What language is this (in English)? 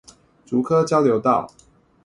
Chinese